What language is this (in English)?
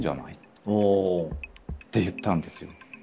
Japanese